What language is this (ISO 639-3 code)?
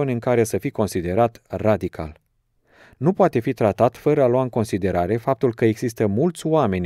ron